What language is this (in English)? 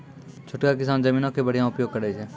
Maithili